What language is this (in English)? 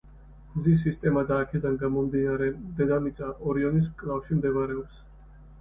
Georgian